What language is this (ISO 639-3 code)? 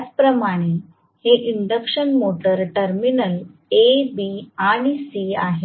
mar